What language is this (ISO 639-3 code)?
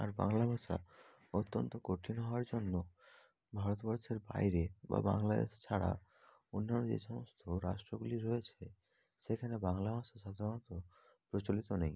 ben